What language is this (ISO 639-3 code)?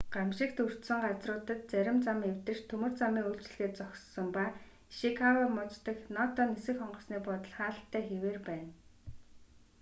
mon